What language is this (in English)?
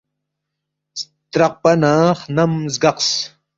Balti